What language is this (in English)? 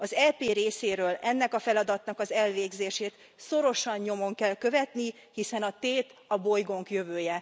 Hungarian